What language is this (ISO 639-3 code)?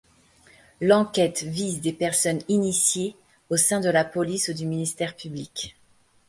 fra